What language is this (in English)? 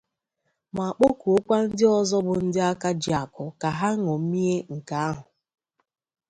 Igbo